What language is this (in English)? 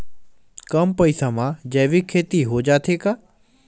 Chhattisgarhi